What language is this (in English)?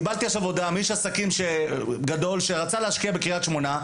Hebrew